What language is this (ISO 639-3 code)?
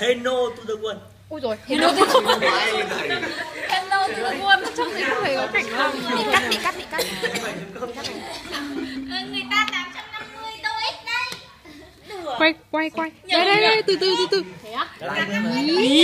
vie